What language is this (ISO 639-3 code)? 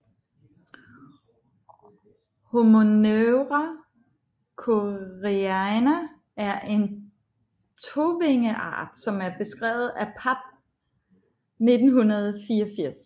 dan